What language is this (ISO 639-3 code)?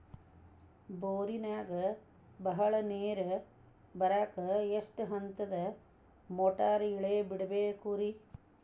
kan